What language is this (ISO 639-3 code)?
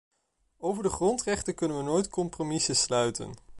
nld